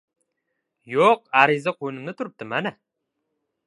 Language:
Uzbek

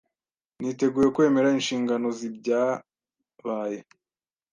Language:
Kinyarwanda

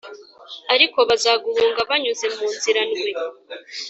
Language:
Kinyarwanda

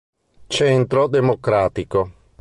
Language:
Italian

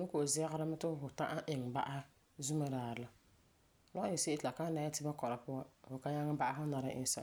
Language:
Frafra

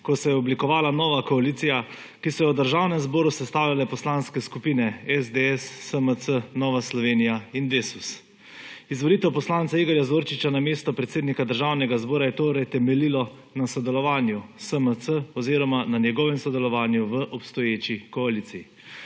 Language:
Slovenian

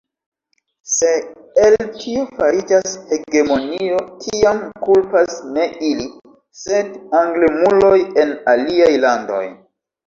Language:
Esperanto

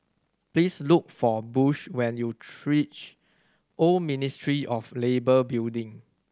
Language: English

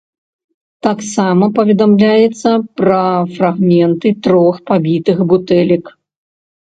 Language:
Belarusian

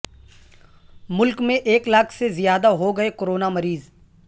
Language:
Urdu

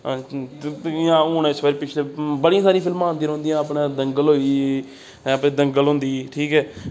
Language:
Dogri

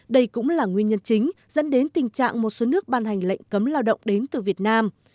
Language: Vietnamese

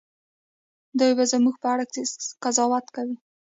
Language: Pashto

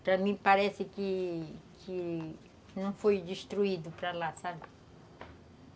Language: Portuguese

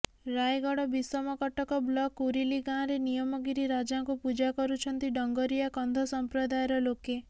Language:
Odia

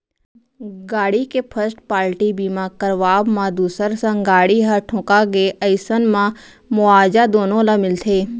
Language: Chhattisgarhi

